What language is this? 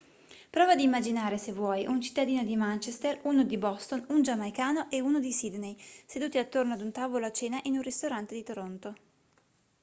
Italian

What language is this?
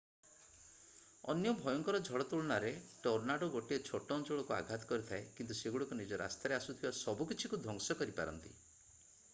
Odia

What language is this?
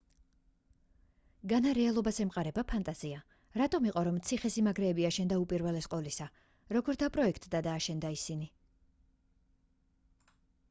Georgian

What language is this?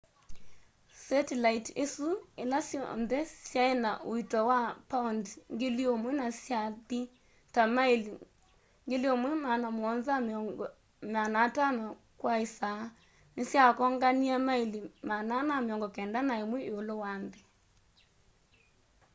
Kamba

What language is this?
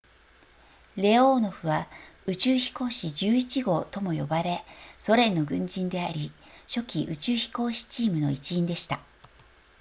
Japanese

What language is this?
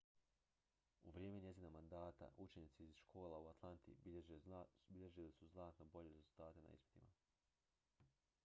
Croatian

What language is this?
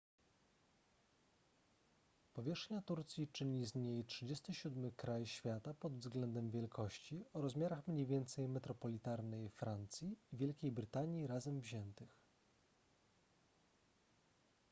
Polish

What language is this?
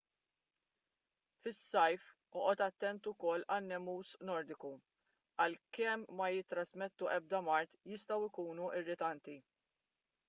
Maltese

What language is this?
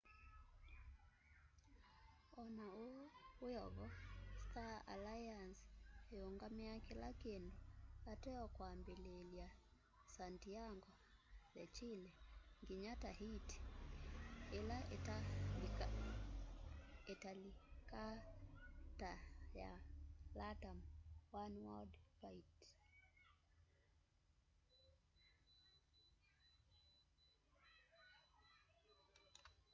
Kamba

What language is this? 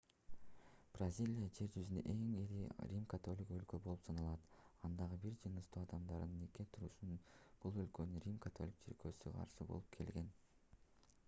Kyrgyz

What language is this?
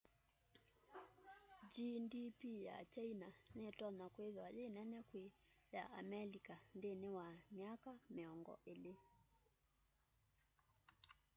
Kamba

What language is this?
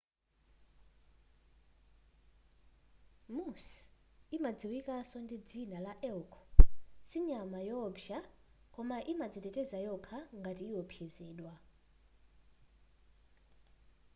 Nyanja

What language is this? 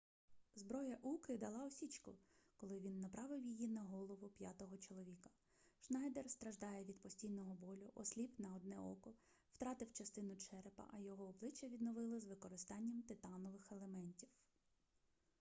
Ukrainian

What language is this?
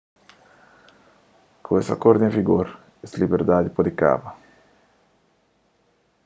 Kabuverdianu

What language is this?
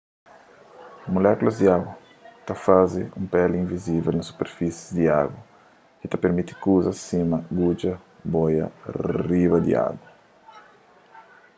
Kabuverdianu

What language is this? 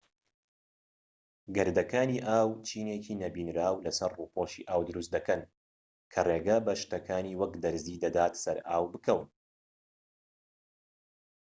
Central Kurdish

